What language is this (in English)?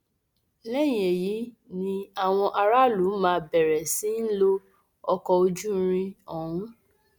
Yoruba